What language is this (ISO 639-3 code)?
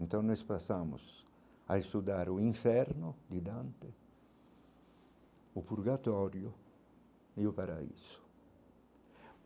por